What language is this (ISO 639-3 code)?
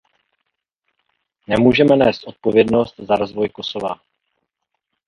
ces